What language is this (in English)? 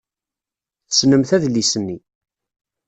Kabyle